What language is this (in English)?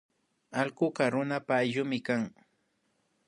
Imbabura Highland Quichua